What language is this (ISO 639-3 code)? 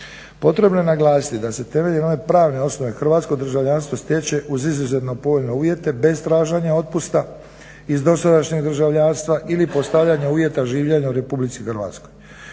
hrv